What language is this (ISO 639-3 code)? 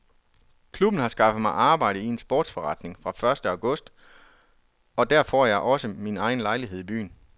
dan